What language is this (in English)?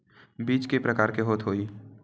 Chhattisgarhi